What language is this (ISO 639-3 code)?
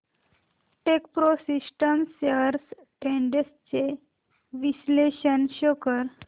mar